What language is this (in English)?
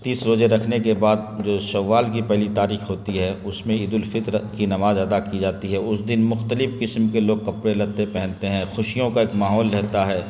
Urdu